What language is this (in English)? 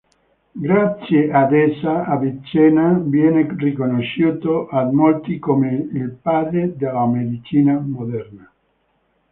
Italian